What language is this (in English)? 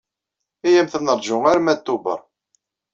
Kabyle